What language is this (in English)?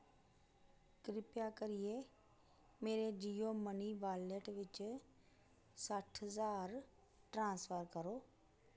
Dogri